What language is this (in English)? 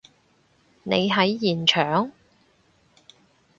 Cantonese